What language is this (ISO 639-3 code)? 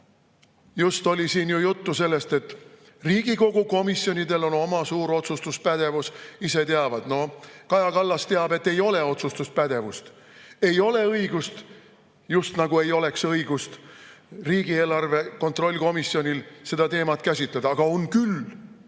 est